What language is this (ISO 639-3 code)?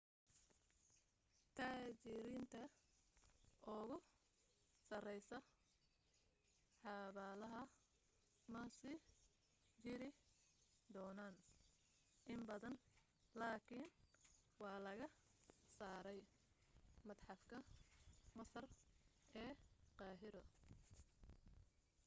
som